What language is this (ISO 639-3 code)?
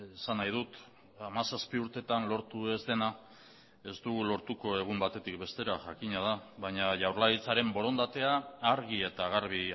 eus